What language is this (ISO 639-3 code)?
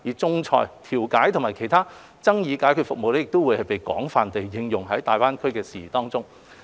yue